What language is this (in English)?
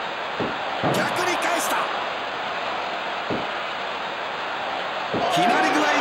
Japanese